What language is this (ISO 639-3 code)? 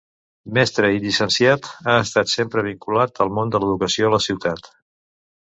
cat